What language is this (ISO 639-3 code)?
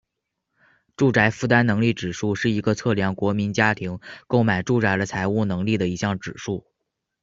zho